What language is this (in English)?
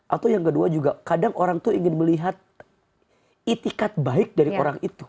Indonesian